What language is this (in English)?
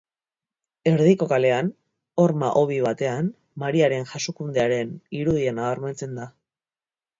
Basque